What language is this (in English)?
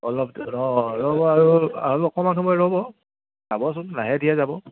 Assamese